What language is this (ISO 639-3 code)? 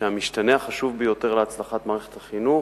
heb